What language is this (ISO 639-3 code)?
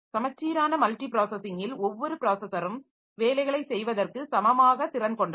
tam